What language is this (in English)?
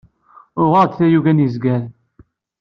Kabyle